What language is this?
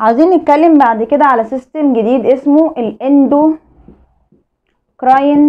Arabic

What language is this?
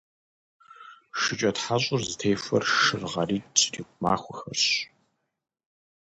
Kabardian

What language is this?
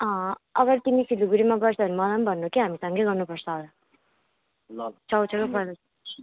Nepali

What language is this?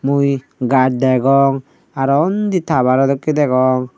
Chakma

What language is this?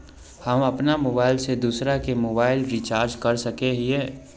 Magahi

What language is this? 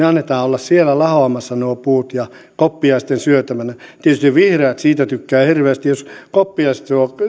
Finnish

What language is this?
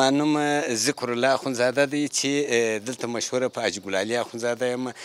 Persian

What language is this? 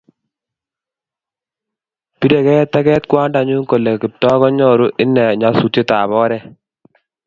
Kalenjin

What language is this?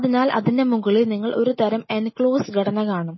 Malayalam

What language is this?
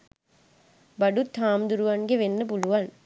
Sinhala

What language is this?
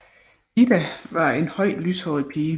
Danish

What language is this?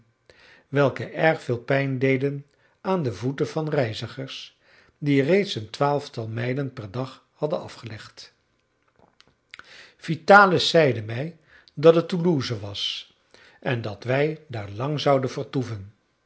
Dutch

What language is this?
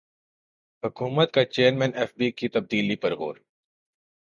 Urdu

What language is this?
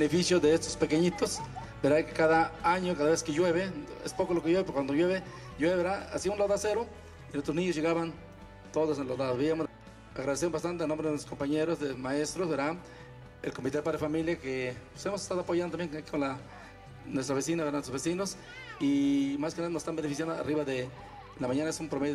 Spanish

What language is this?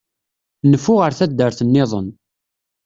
Kabyle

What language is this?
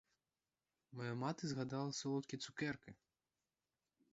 Ukrainian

